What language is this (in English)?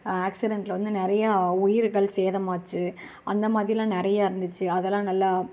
Tamil